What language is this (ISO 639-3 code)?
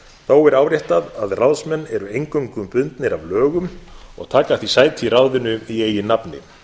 isl